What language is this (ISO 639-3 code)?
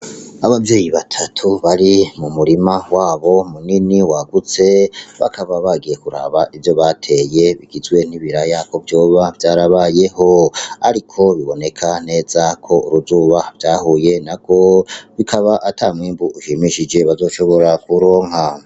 run